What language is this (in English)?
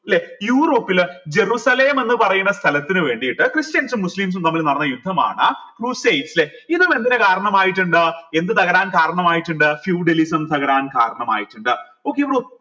Malayalam